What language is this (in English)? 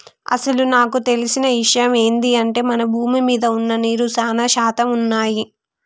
Telugu